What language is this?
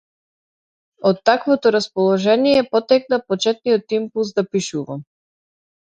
Macedonian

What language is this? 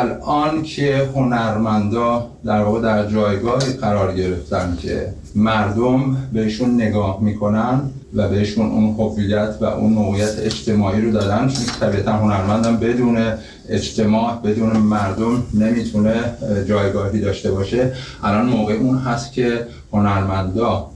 Persian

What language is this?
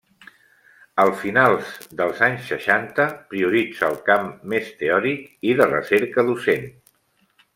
Catalan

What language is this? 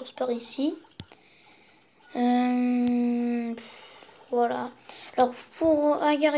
French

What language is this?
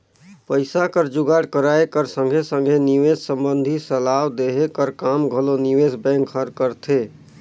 Chhattisgarhi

